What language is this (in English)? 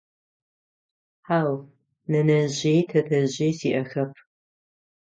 Adyghe